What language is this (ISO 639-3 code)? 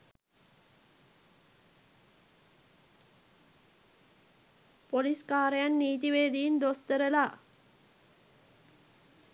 sin